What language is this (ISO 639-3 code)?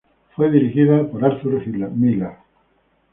spa